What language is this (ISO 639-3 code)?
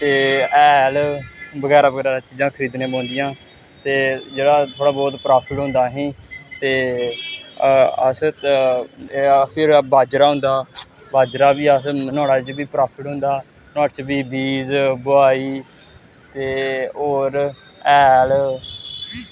doi